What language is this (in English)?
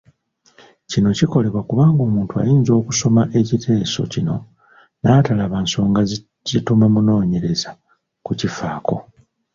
Ganda